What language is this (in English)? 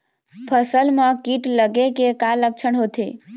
Chhattisgarhi